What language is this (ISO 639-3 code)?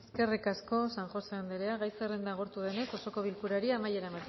eus